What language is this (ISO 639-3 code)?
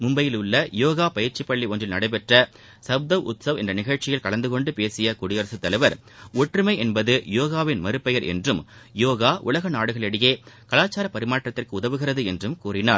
tam